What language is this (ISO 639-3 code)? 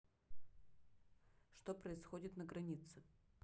rus